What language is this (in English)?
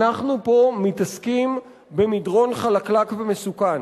Hebrew